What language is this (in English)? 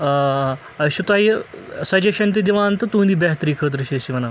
Kashmiri